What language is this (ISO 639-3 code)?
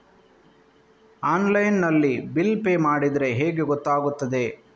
kan